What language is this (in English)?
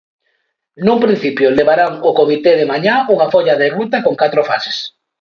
Galician